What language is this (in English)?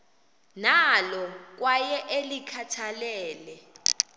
Xhosa